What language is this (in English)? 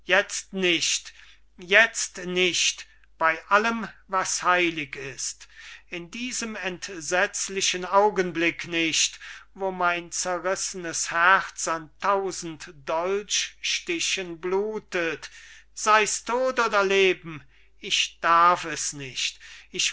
German